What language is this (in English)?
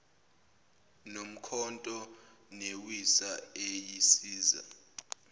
Zulu